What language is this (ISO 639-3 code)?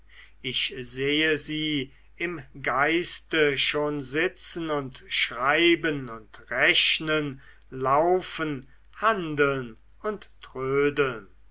deu